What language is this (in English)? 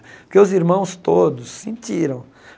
Portuguese